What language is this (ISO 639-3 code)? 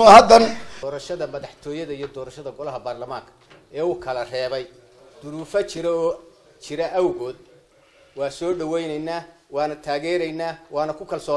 ara